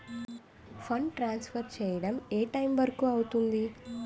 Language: Telugu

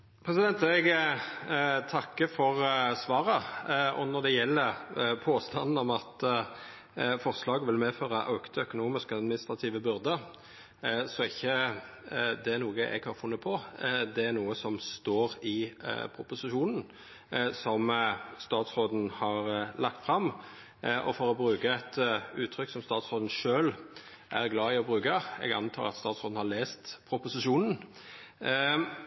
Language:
Norwegian Nynorsk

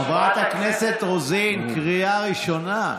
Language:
Hebrew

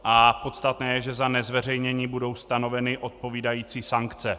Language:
Czech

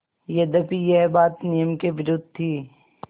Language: Hindi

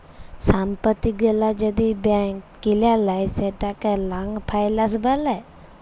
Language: Bangla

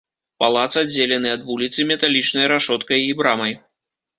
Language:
Belarusian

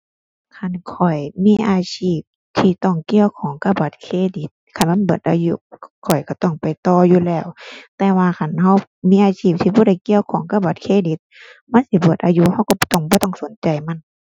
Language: Thai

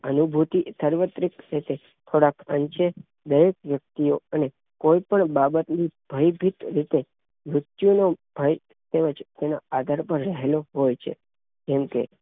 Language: Gujarati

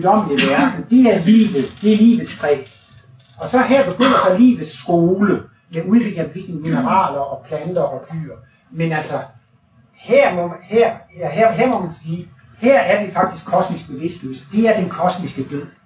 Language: Danish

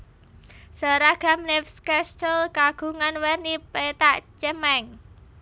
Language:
Javanese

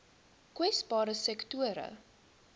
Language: Afrikaans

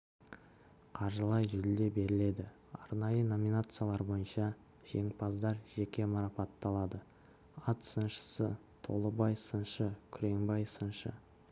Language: Kazakh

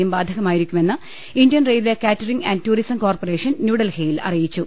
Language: Malayalam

